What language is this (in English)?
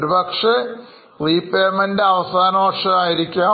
Malayalam